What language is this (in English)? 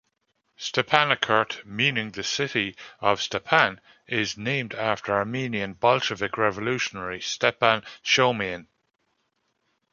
English